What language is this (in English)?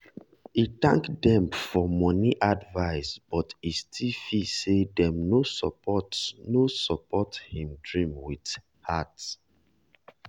Nigerian Pidgin